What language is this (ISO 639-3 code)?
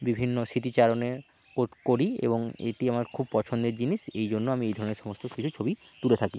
ben